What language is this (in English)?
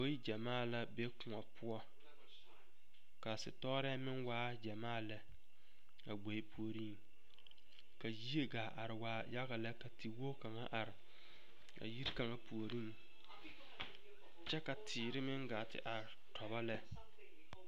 Southern Dagaare